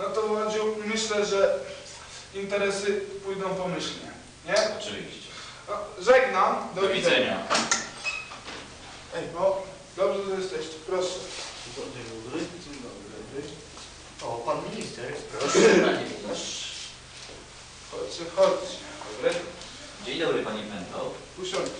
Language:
Polish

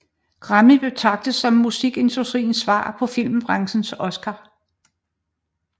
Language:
Danish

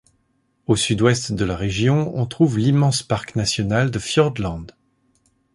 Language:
French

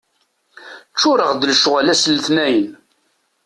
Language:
Kabyle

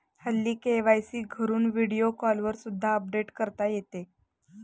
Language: Marathi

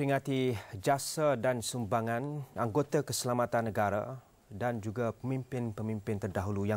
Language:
Malay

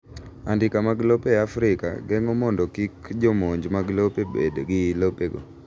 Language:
Luo (Kenya and Tanzania)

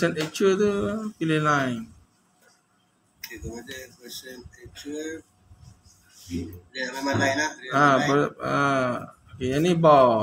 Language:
Malay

